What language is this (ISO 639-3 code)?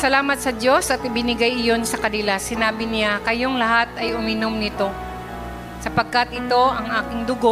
fil